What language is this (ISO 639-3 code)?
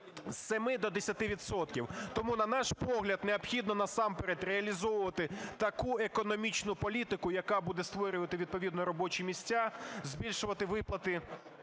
ukr